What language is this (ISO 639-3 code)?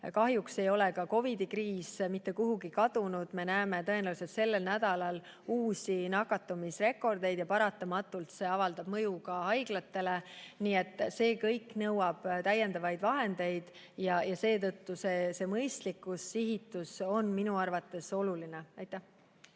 est